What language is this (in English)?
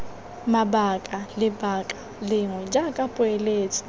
Tswana